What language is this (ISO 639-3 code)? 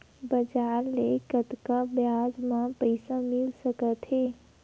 hne